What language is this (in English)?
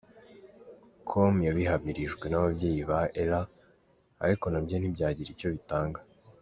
Kinyarwanda